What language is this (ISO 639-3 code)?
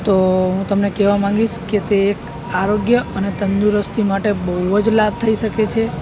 guj